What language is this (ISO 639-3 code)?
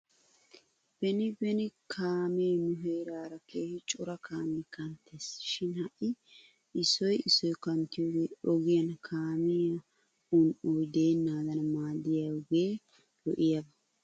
wal